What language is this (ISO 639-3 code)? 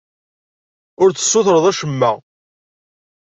kab